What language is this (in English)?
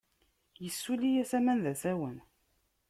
Kabyle